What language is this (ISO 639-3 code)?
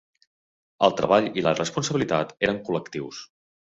cat